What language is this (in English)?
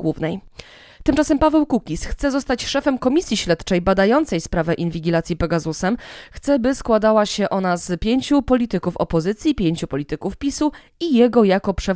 Polish